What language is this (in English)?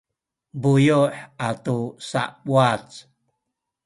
Sakizaya